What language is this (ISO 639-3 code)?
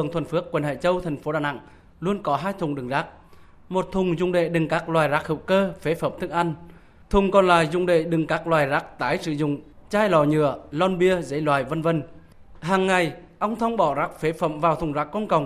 vie